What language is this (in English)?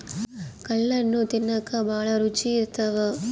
Kannada